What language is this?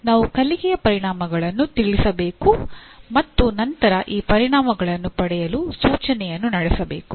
Kannada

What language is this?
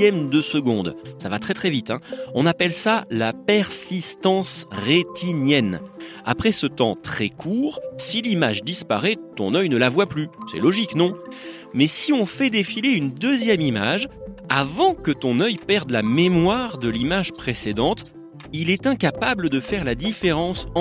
French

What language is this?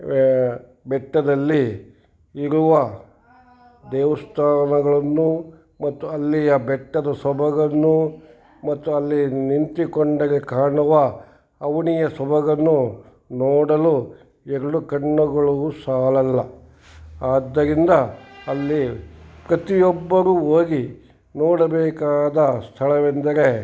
Kannada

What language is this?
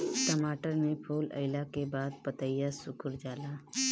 Bhojpuri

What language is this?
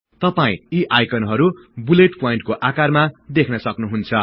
Nepali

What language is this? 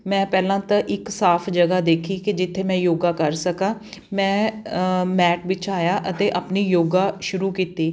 Punjabi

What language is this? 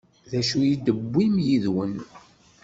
Kabyle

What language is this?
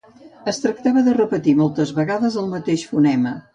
Catalan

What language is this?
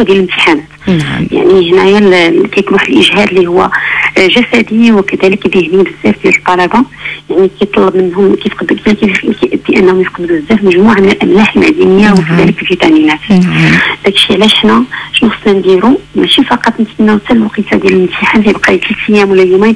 Arabic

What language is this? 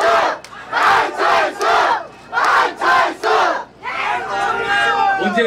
Korean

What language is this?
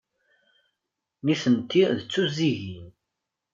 Kabyle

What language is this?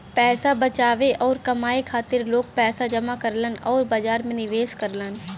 Bhojpuri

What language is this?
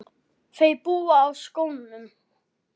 Icelandic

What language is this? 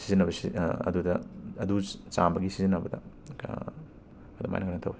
Manipuri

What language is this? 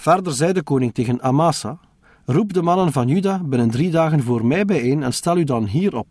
Dutch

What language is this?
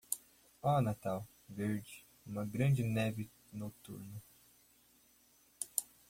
Portuguese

